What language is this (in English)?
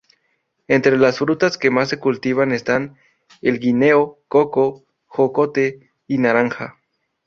Spanish